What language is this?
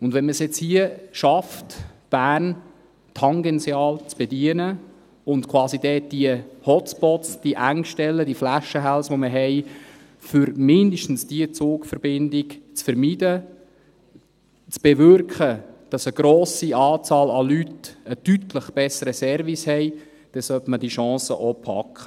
Swiss German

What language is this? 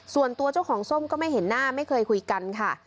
Thai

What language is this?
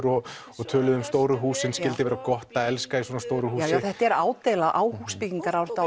Icelandic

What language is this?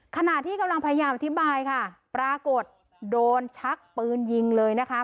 Thai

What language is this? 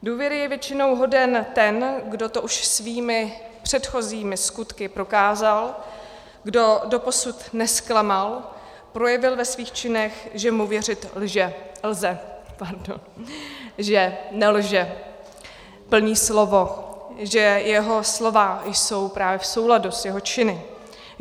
Czech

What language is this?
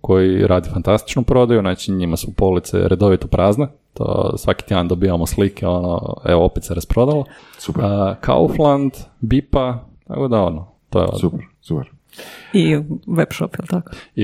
Croatian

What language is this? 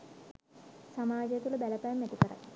Sinhala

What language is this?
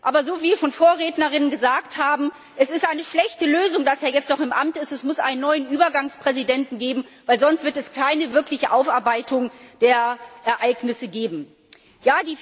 German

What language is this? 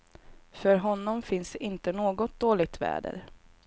Swedish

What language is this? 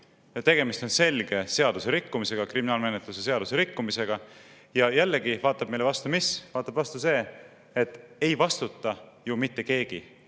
Estonian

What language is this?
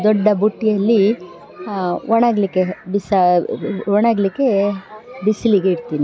Kannada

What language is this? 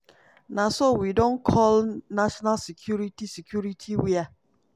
Nigerian Pidgin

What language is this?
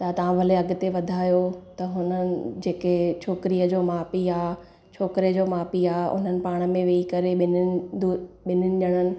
Sindhi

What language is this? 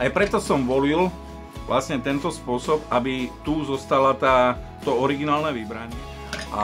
Slovak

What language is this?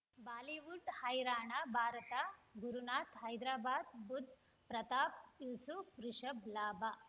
Kannada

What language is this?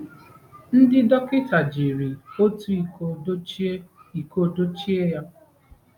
Igbo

